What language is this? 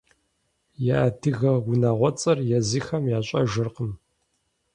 Kabardian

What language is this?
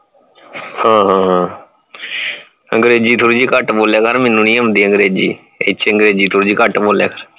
Punjabi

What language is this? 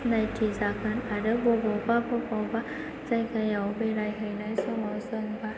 Bodo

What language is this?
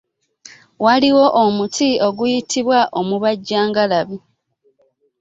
Ganda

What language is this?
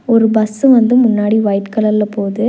Tamil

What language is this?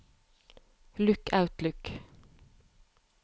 Norwegian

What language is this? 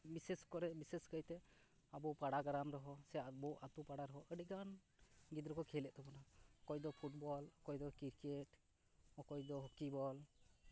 Santali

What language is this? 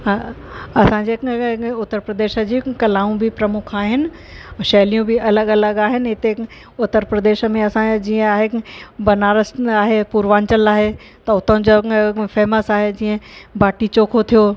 Sindhi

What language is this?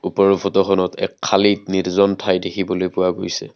Assamese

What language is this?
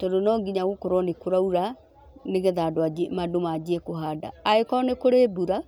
Kikuyu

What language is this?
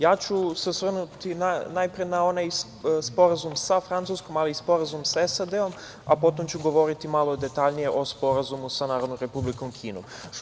Serbian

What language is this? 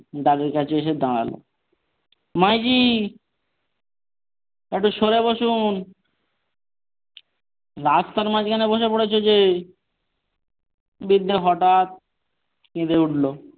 Bangla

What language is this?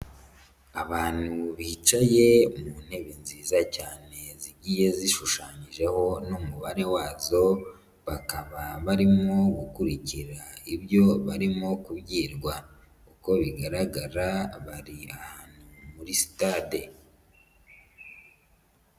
Kinyarwanda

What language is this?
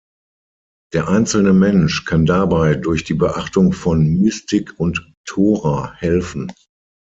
German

